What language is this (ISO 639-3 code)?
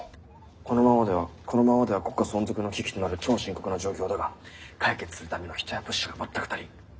jpn